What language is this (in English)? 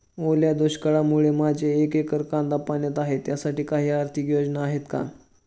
Marathi